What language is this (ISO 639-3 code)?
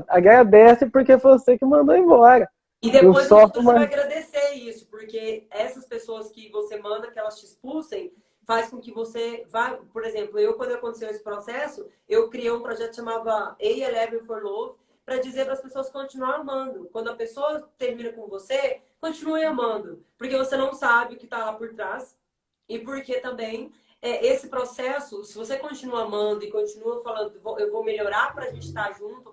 por